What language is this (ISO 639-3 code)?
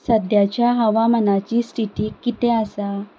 kok